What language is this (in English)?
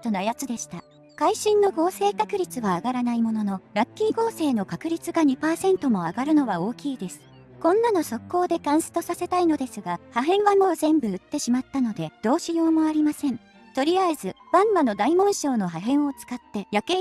Japanese